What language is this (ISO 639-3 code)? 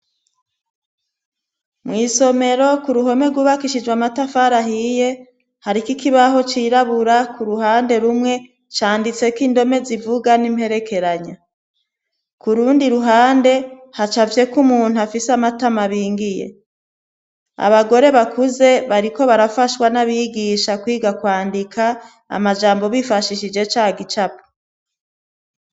run